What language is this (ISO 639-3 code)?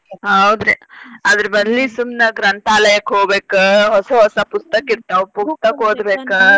kan